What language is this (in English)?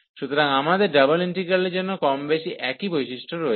Bangla